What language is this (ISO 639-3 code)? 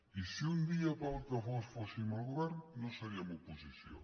cat